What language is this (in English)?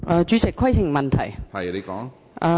Cantonese